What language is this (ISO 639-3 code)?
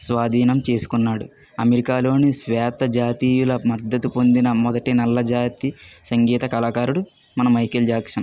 tel